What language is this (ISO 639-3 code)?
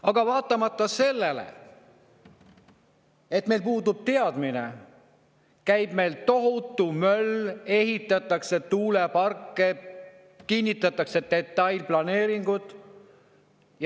est